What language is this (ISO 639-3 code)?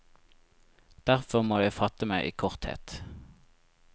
nor